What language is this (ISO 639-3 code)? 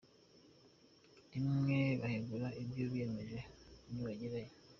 kin